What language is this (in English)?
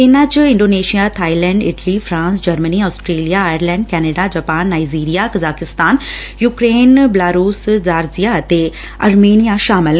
Punjabi